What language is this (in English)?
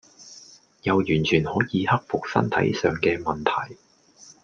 Cantonese